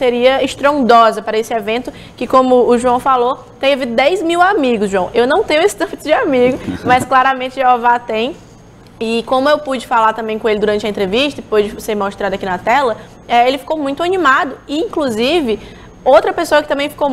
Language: Portuguese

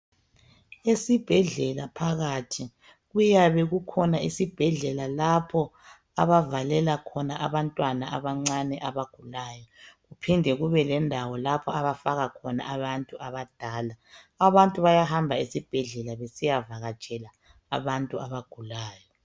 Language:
North Ndebele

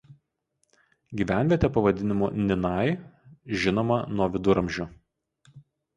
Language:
Lithuanian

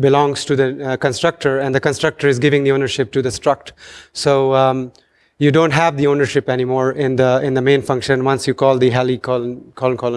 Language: English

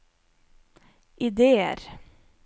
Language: Norwegian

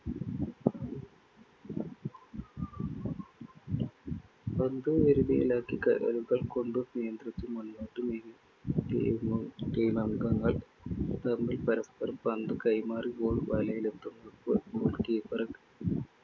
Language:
Malayalam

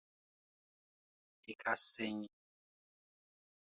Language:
Dyula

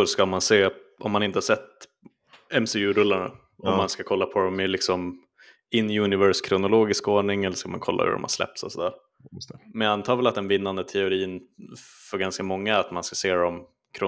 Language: Swedish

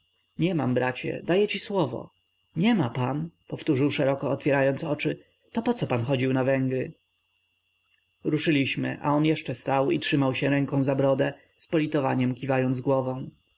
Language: Polish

